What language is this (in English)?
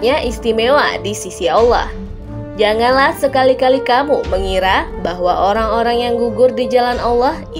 Indonesian